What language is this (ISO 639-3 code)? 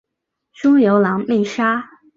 zho